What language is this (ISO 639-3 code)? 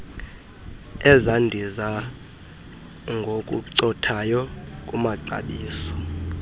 xho